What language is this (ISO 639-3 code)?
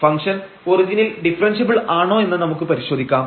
mal